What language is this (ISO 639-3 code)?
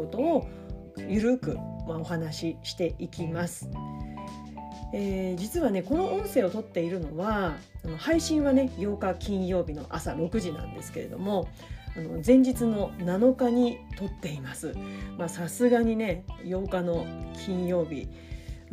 jpn